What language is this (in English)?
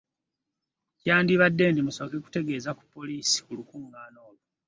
Ganda